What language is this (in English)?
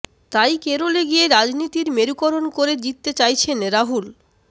Bangla